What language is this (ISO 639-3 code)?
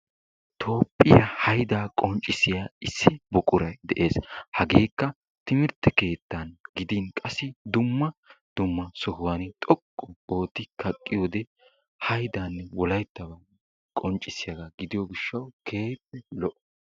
wal